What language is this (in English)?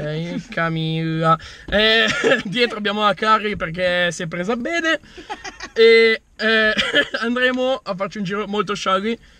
Italian